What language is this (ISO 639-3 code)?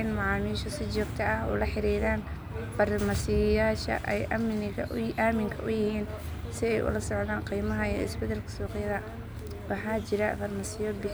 som